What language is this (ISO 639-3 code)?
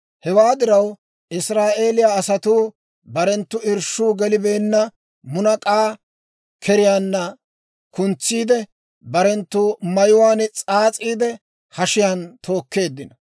dwr